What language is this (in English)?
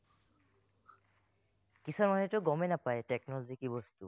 Assamese